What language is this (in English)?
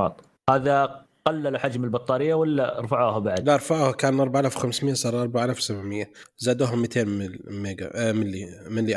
Arabic